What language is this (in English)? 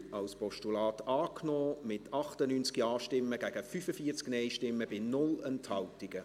Swiss German